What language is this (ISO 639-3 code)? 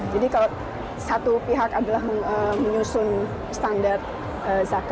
ind